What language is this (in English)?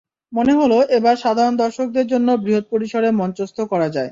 Bangla